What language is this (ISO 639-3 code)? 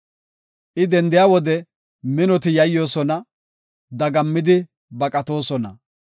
gof